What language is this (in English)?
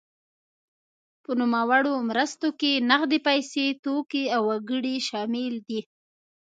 Pashto